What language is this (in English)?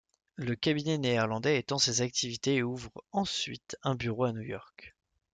French